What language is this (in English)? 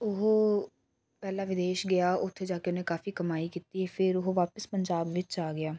Punjabi